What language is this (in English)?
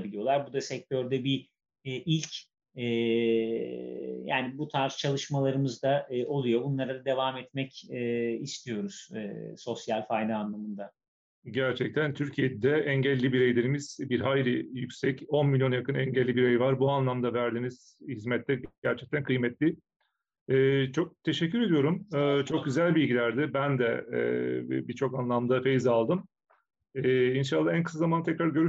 Turkish